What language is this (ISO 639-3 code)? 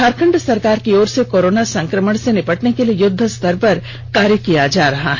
hin